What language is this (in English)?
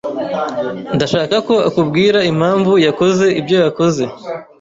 Kinyarwanda